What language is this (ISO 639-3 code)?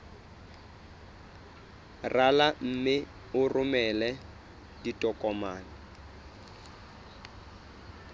sot